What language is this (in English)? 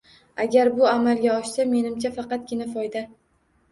Uzbek